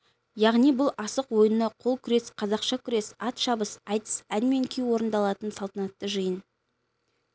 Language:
Kazakh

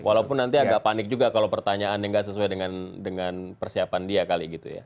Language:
Indonesian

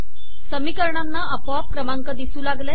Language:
Marathi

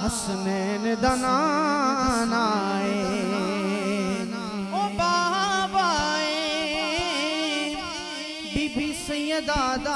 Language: Urdu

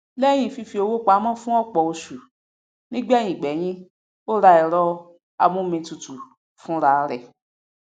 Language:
Yoruba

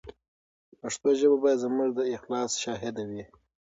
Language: Pashto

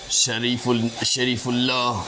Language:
Urdu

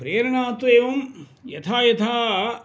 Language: Sanskrit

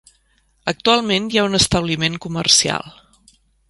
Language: Catalan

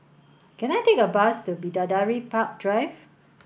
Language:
English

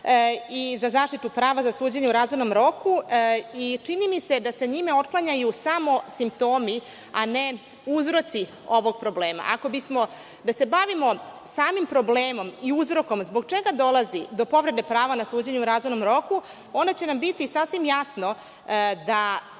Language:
Serbian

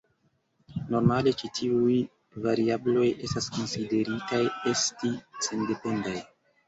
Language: Esperanto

